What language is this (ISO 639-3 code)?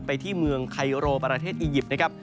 tha